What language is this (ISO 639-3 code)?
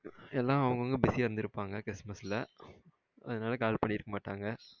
tam